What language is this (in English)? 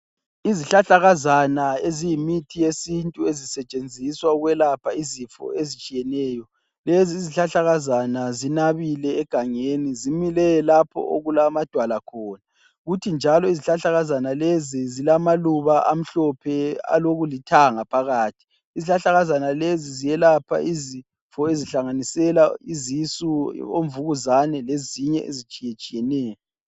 North Ndebele